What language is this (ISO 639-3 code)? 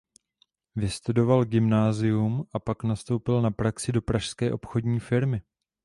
ces